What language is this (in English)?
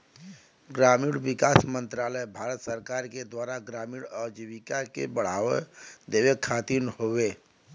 Bhojpuri